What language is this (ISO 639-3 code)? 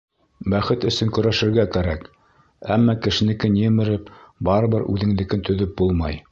bak